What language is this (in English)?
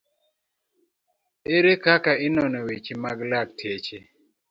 Luo (Kenya and Tanzania)